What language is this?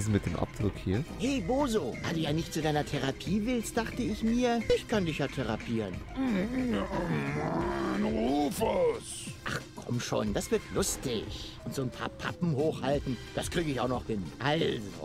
German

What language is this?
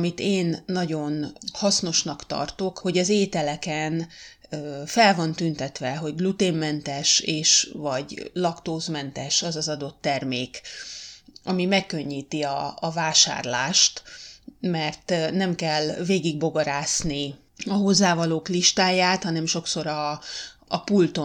Hungarian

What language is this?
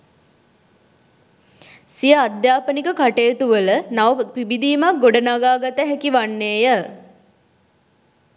Sinhala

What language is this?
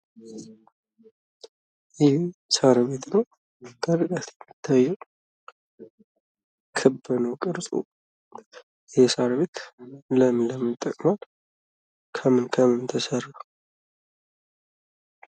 Amharic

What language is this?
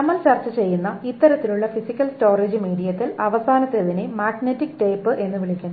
Malayalam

